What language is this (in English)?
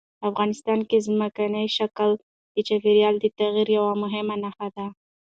Pashto